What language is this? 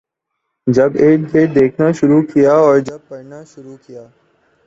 Urdu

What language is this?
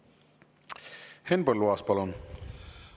Estonian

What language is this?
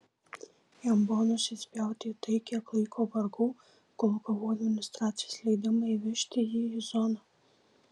Lithuanian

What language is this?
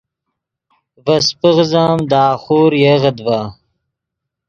Yidgha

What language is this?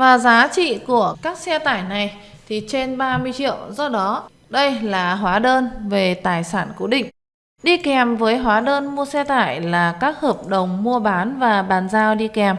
Vietnamese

